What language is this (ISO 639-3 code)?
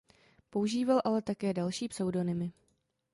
ces